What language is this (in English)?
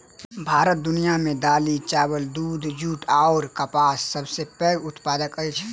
Maithili